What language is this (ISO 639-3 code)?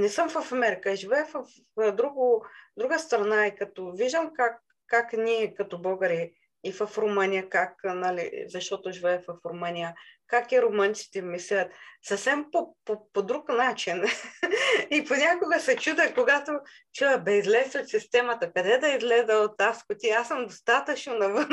bul